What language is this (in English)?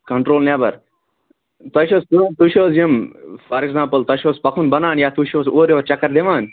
Kashmiri